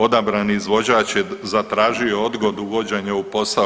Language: Croatian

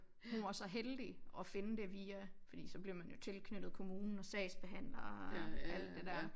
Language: Danish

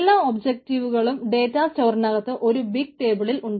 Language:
Malayalam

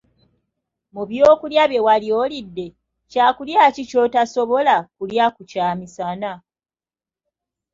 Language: Ganda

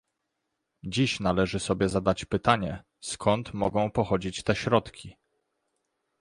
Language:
Polish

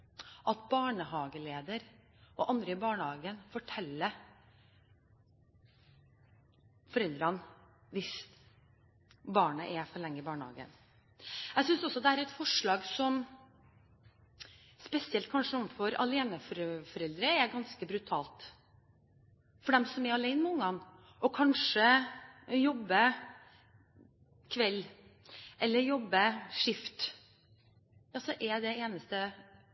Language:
Norwegian Bokmål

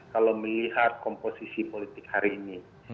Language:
Indonesian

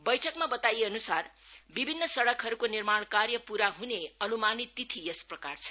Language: Nepali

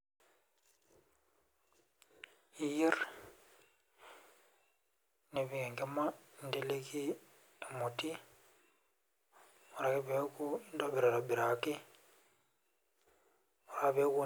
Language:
Masai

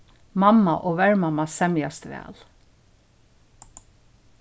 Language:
Faroese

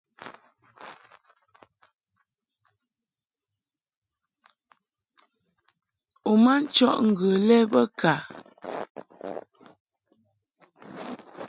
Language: Mungaka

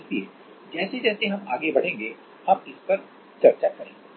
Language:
Hindi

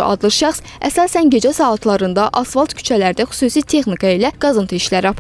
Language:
Turkish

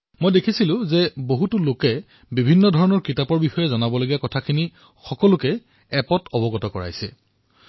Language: Assamese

